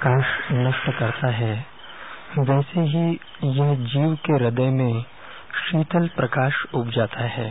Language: Hindi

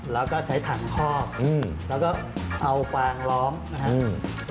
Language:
Thai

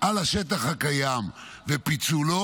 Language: Hebrew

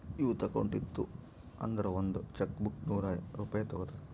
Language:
Kannada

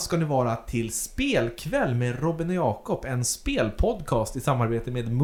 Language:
Swedish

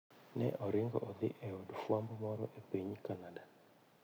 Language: Luo (Kenya and Tanzania)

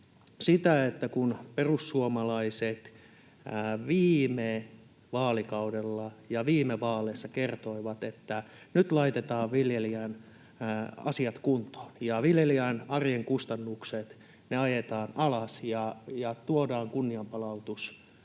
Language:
Finnish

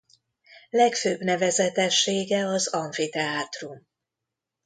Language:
Hungarian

